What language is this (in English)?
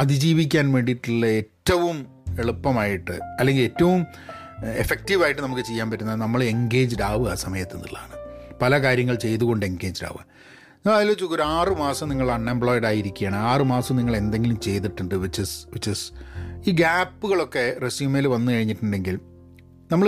Malayalam